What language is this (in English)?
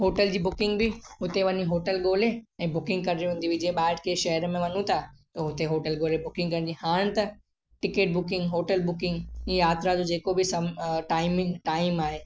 Sindhi